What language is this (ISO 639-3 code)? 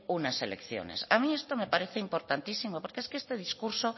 spa